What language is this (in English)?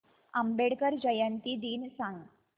Marathi